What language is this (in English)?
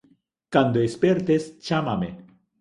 Galician